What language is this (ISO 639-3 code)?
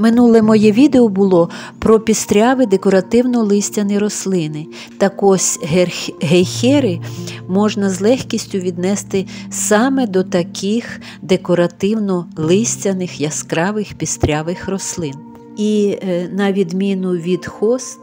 ukr